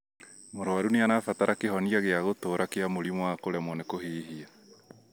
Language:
Kikuyu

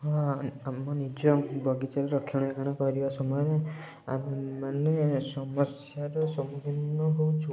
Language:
Odia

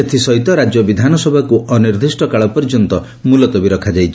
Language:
Odia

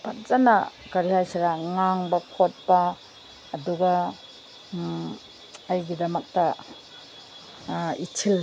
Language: Manipuri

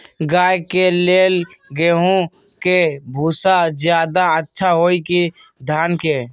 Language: Magahi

